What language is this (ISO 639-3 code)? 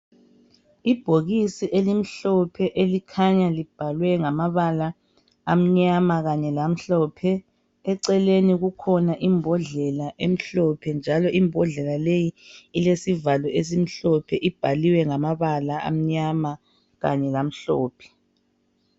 nde